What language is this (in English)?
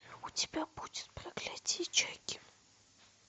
Russian